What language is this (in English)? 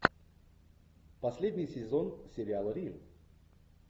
Russian